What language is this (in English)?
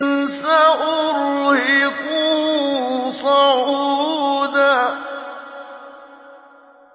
Arabic